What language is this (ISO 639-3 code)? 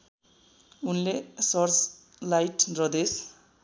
nep